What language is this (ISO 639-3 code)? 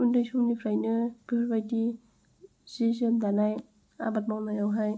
brx